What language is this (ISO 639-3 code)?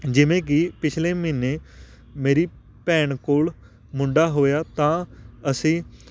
pan